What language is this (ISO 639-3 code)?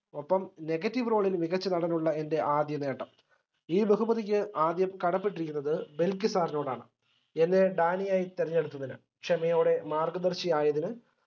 mal